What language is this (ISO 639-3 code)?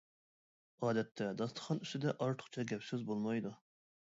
uig